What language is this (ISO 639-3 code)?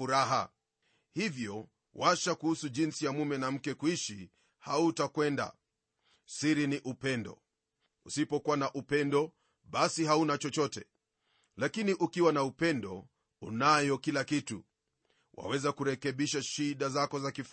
swa